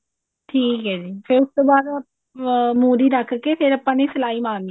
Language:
Punjabi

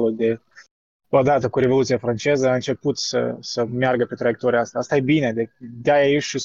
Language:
Romanian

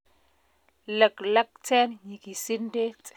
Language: Kalenjin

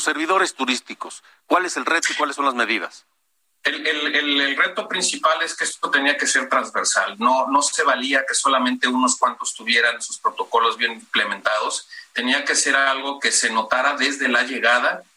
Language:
Spanish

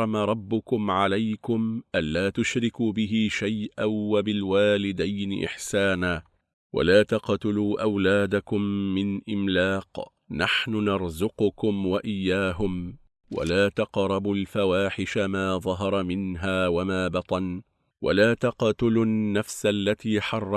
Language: Arabic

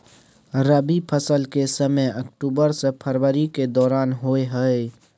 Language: Maithili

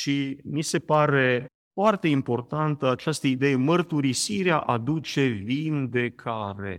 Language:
Romanian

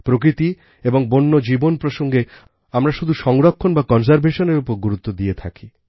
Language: Bangla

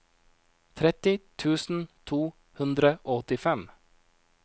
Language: Norwegian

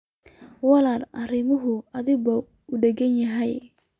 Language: Somali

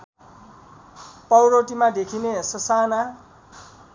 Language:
Nepali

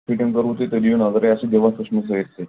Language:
Kashmiri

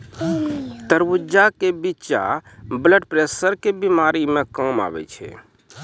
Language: Maithili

